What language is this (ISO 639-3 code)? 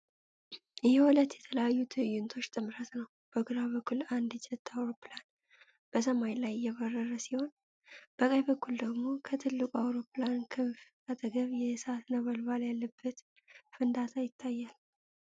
amh